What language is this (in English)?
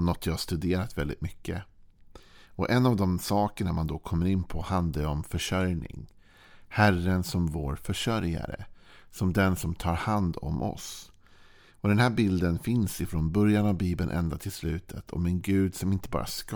Swedish